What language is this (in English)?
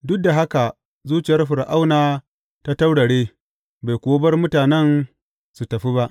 Hausa